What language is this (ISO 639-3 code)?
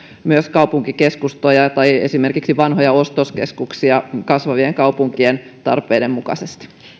fin